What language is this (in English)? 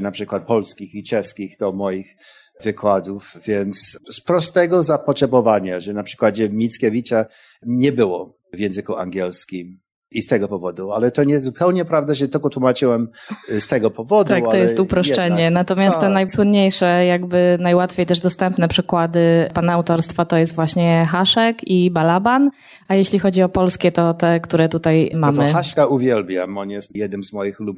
Polish